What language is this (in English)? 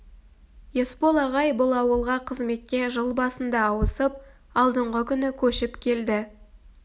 Kazakh